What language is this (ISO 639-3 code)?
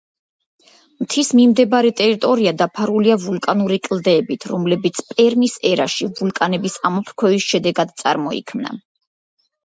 kat